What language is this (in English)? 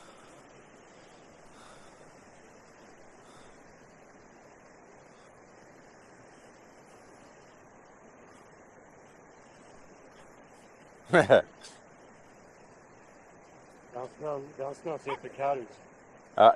Swedish